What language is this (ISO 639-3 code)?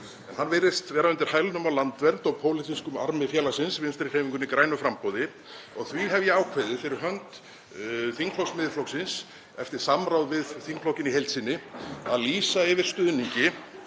isl